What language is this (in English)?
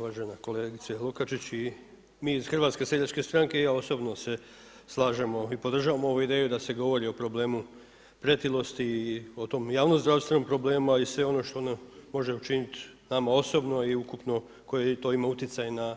Croatian